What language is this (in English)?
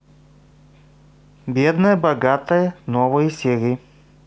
Russian